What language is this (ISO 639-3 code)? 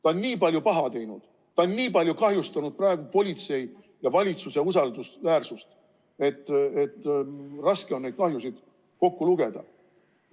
est